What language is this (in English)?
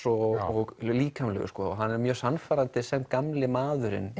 Icelandic